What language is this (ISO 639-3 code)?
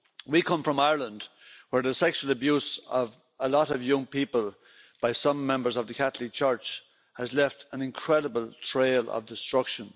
eng